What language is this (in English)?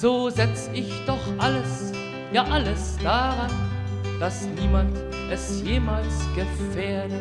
German